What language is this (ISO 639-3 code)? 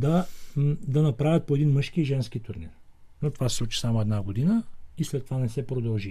bul